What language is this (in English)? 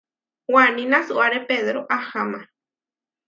Huarijio